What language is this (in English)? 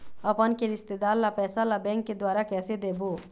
Chhattisgarhi